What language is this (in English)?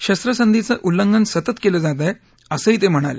Marathi